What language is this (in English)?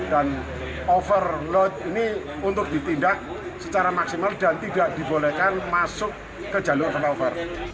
Indonesian